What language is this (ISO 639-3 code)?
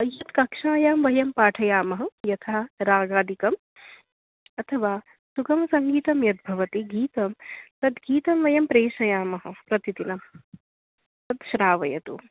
san